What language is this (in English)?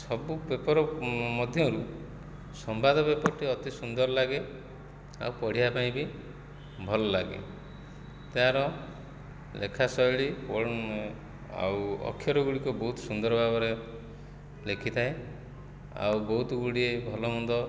Odia